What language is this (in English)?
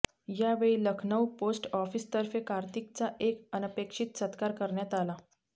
Marathi